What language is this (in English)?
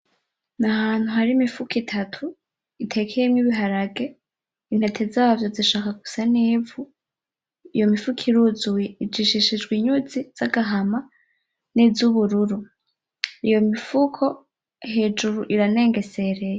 Rundi